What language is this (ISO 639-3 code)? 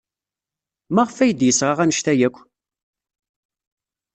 kab